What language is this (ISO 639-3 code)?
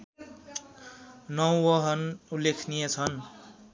nep